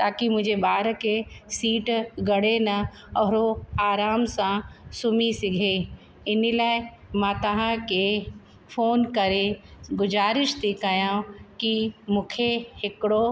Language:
Sindhi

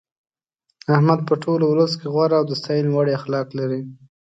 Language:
Pashto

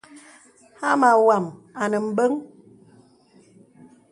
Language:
Bebele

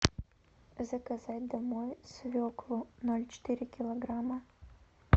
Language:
Russian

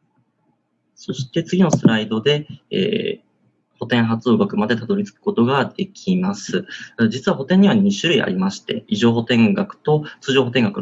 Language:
Japanese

